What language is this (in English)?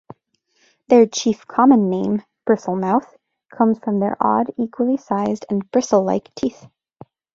English